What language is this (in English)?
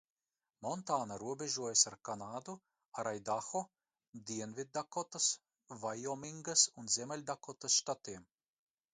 Latvian